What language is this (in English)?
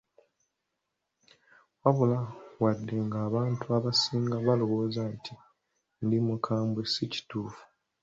Ganda